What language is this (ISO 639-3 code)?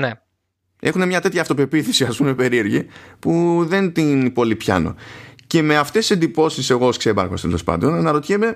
ell